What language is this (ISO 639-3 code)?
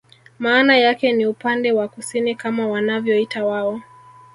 swa